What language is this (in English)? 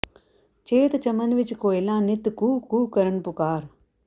Punjabi